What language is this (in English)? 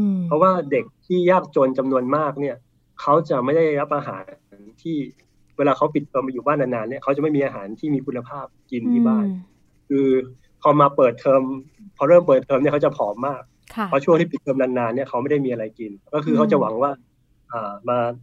Thai